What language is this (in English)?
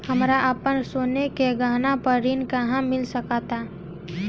Bhojpuri